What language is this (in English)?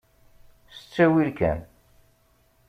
Kabyle